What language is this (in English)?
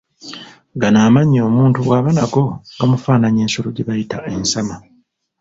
Ganda